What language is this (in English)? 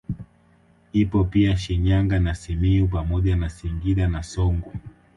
Swahili